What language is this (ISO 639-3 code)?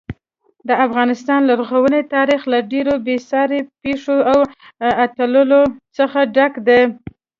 pus